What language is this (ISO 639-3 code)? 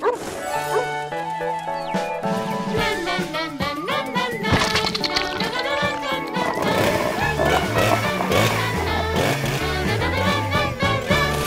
jpn